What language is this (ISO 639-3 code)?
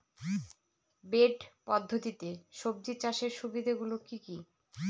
ben